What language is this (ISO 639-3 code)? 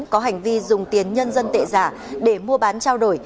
vie